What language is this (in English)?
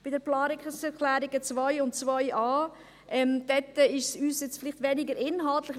Swiss German